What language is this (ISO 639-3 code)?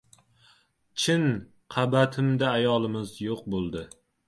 uzb